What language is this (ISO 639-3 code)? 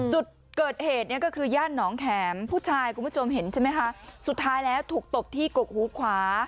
tha